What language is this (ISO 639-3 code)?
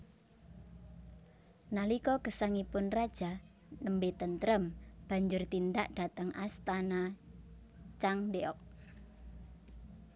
jav